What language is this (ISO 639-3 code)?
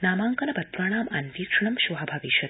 san